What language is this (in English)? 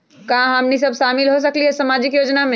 Magahi